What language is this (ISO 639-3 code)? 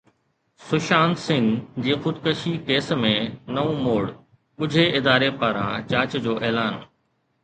snd